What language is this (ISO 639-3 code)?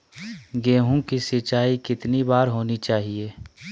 mag